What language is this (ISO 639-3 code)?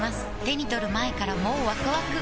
jpn